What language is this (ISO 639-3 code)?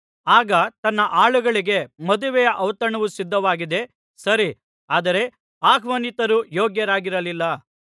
kan